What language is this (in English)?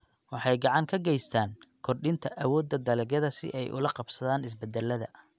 Somali